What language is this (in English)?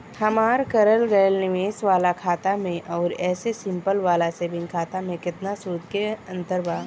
Bhojpuri